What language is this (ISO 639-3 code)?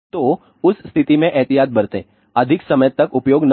hin